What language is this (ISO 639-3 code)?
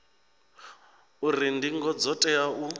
ven